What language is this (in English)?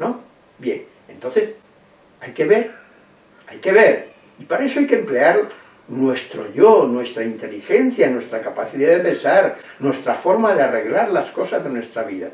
Spanish